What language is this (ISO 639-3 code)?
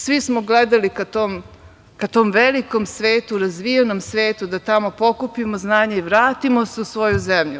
srp